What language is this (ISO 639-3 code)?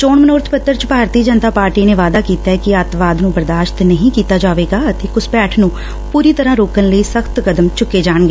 pan